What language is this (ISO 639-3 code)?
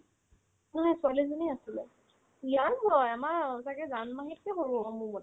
asm